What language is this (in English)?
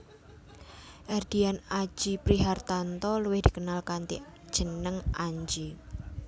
Javanese